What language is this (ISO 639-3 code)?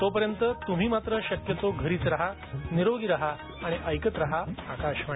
mar